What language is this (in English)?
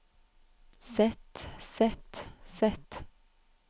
Norwegian